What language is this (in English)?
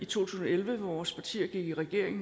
Danish